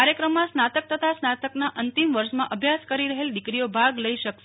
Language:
Gujarati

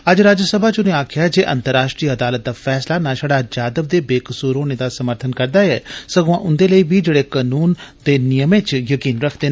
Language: Dogri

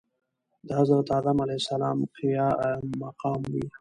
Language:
Pashto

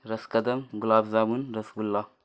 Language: Urdu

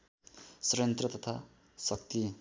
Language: Nepali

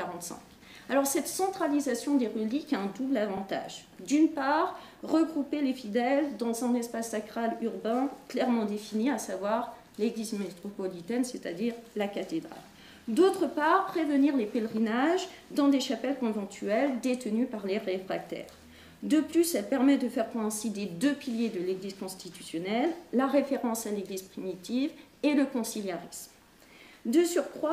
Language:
French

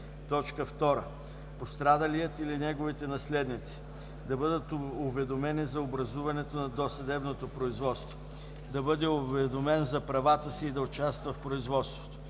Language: Bulgarian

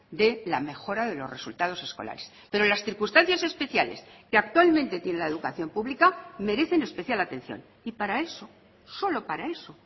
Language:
Spanish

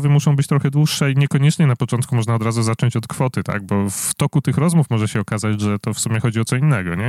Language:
Polish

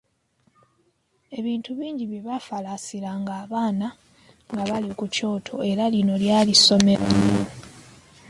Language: Ganda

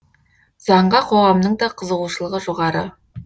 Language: Kazakh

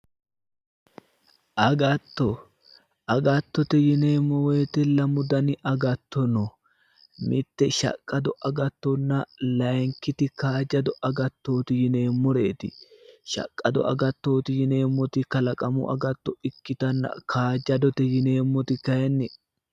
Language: Sidamo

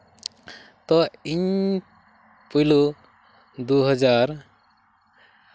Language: Santali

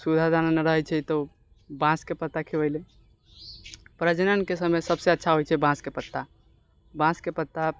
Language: Maithili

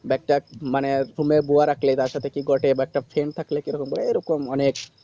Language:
Bangla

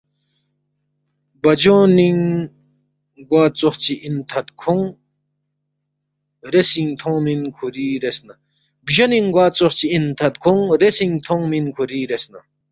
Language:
Balti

